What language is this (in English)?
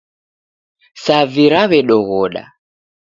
Taita